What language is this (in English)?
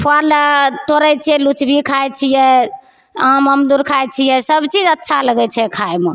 Maithili